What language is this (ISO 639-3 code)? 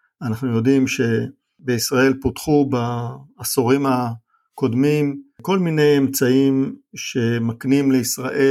heb